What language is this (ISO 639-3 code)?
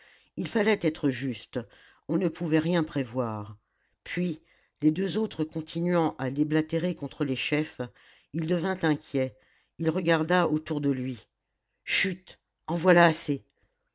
fra